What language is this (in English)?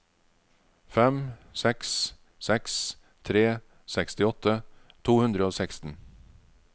Norwegian